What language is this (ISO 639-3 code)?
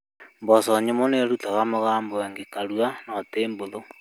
kik